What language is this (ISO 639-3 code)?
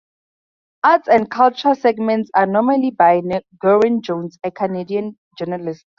eng